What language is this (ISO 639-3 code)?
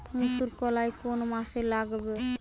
ben